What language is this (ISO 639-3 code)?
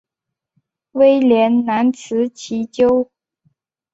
zho